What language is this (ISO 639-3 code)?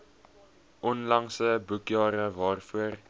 afr